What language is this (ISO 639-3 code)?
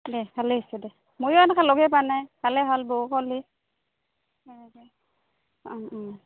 asm